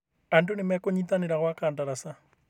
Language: Kikuyu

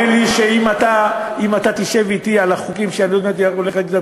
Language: Hebrew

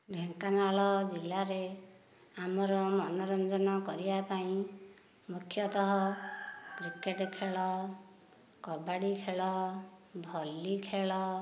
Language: Odia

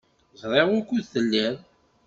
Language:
Kabyle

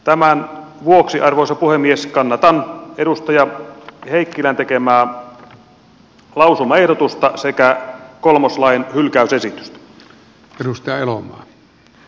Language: Finnish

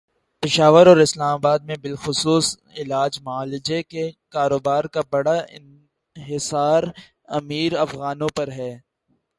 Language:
Urdu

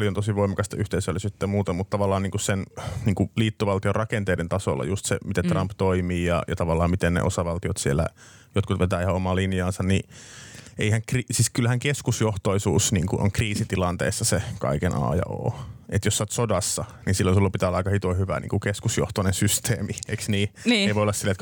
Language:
Finnish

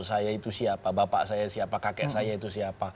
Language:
Indonesian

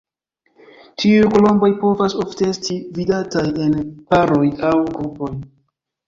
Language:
Esperanto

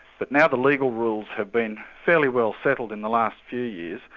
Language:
English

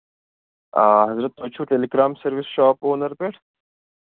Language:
Kashmiri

